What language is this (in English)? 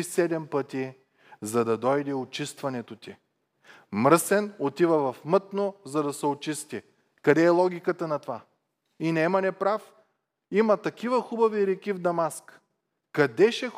Bulgarian